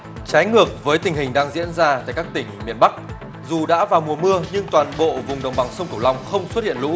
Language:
Vietnamese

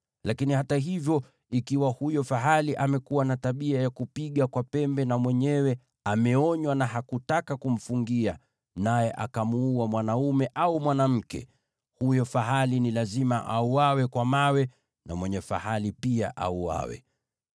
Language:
Swahili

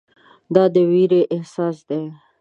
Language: Pashto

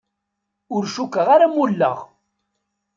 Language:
Kabyle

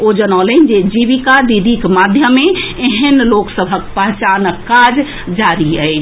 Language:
Maithili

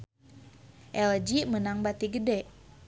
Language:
Sundanese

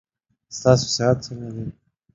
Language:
Pashto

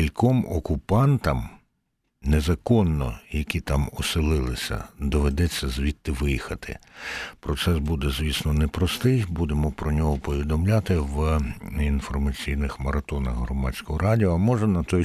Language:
Ukrainian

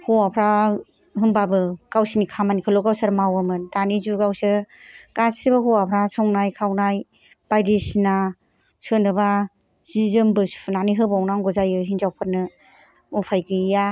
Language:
Bodo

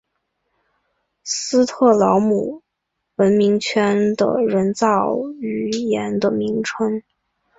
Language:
Chinese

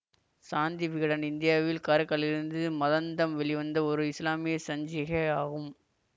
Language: Tamil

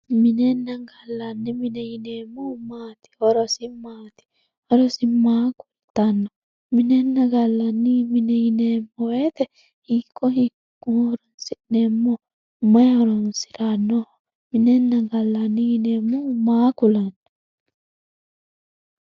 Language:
Sidamo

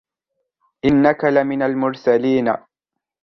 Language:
Arabic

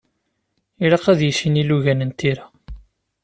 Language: Kabyle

